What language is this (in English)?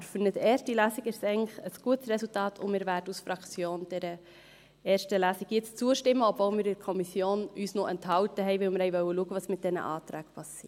Swiss German